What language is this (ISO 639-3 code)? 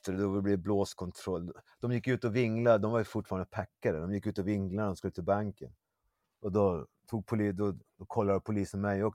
swe